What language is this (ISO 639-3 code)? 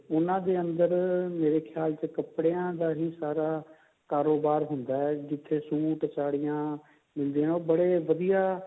pan